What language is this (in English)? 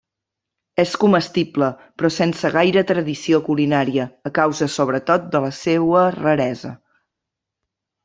Catalan